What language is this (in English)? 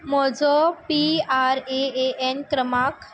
Konkani